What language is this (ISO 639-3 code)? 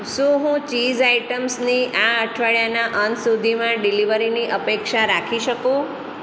guj